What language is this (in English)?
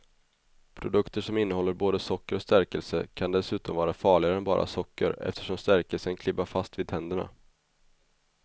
Swedish